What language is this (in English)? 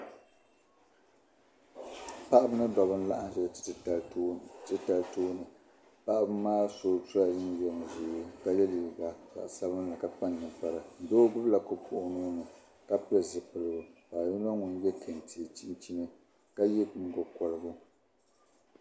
Dagbani